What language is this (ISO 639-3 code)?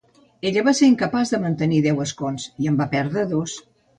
cat